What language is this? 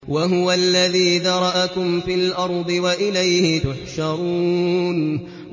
Arabic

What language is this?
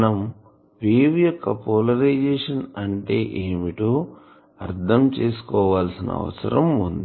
Telugu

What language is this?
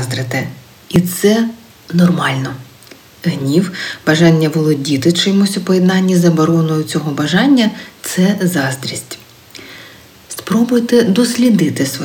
Ukrainian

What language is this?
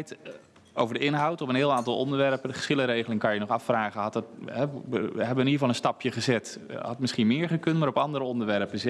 Dutch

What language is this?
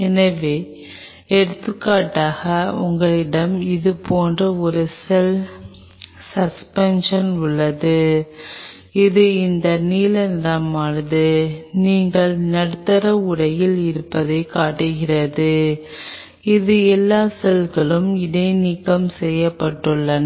Tamil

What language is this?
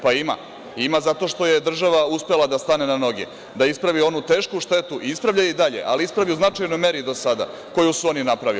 Serbian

